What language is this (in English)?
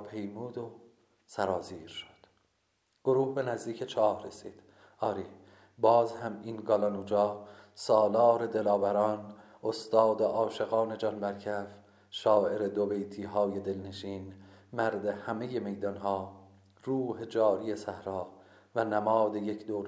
Persian